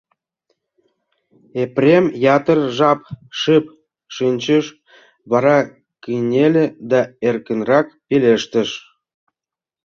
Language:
Mari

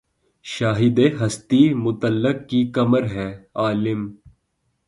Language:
Urdu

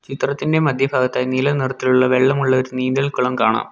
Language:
Malayalam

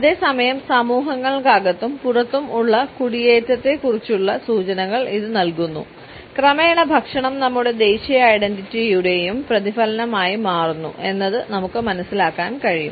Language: Malayalam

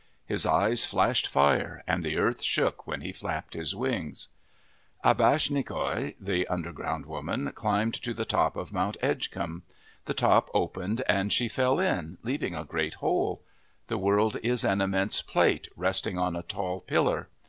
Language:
English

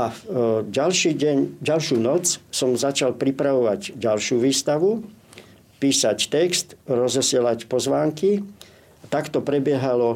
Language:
Slovak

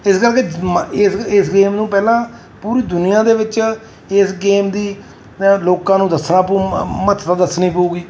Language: Punjabi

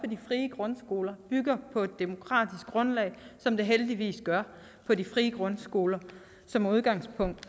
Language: Danish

